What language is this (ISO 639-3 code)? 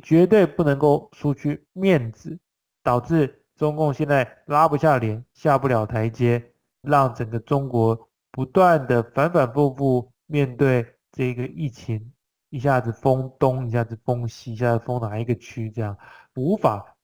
zho